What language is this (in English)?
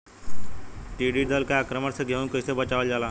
Bhojpuri